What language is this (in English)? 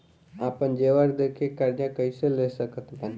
Bhojpuri